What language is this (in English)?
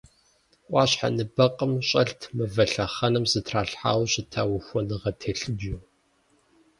Kabardian